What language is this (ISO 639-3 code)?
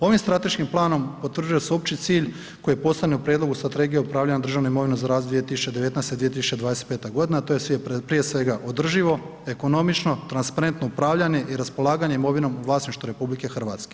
hrv